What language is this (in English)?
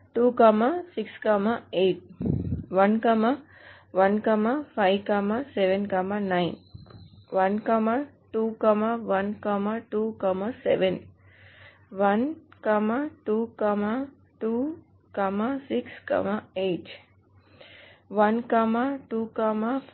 Telugu